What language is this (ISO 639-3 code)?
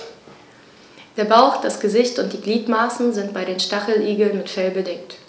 deu